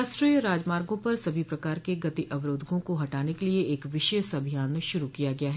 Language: Hindi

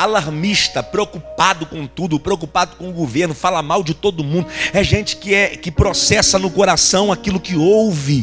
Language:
Portuguese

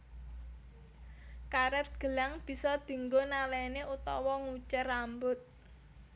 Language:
Javanese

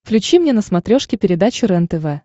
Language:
Russian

